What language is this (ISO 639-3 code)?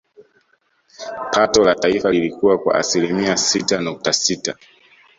swa